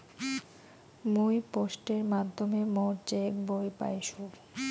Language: Bangla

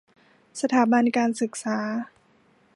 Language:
Thai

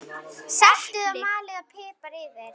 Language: Icelandic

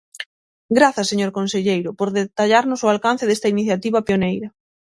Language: Galician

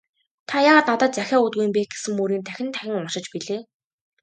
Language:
Mongolian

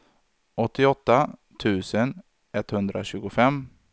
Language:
Swedish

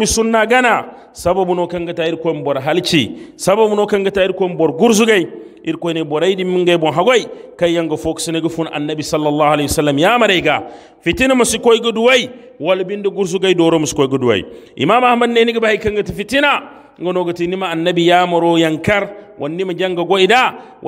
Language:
Arabic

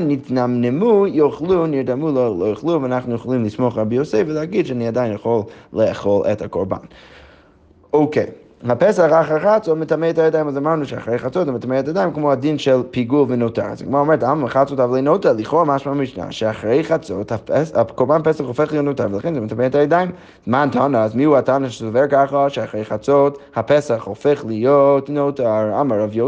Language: Hebrew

